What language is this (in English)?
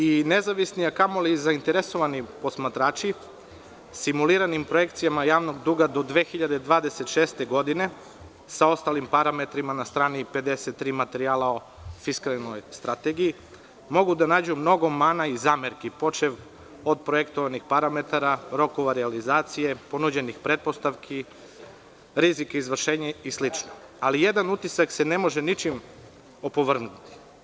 Serbian